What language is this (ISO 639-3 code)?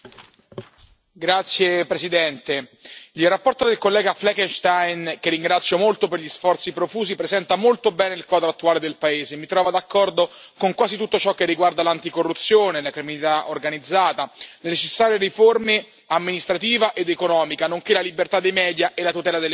ita